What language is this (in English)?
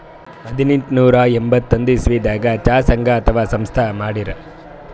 Kannada